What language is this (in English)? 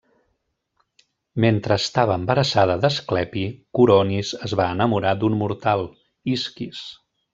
Catalan